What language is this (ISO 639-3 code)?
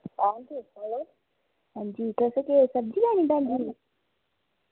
doi